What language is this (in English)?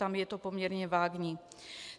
Czech